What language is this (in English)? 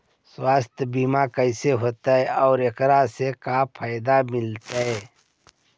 Magahi